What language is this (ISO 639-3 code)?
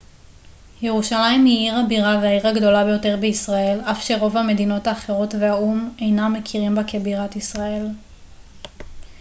heb